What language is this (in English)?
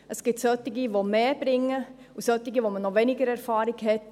Swiss German